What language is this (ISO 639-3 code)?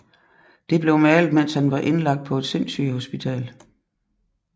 dan